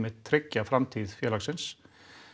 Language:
Icelandic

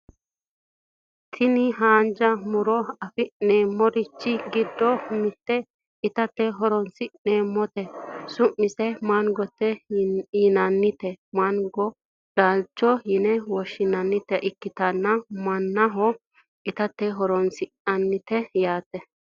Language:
Sidamo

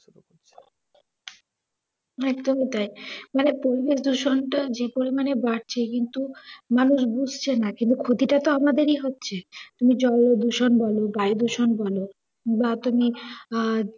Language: Bangla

